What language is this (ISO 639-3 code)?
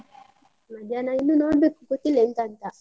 kan